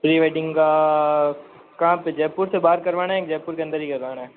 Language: Hindi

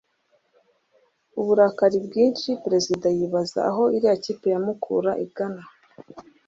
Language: Kinyarwanda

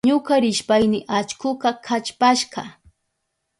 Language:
Southern Pastaza Quechua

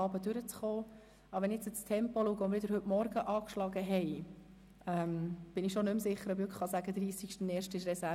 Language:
Swiss German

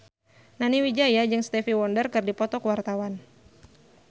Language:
Sundanese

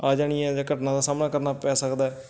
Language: Punjabi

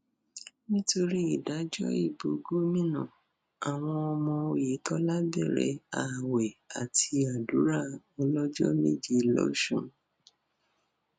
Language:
Yoruba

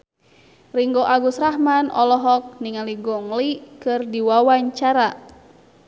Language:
Sundanese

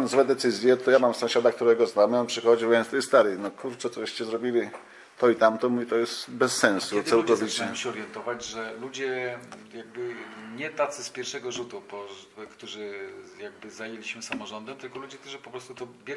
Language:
Polish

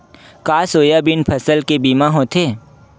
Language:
Chhattisgarhi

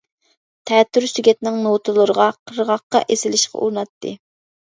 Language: Uyghur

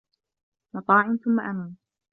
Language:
Arabic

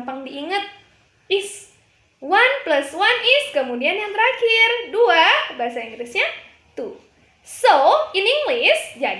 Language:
Indonesian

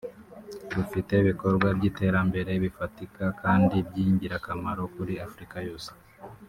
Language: Kinyarwanda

